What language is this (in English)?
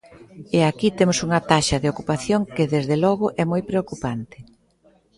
Galician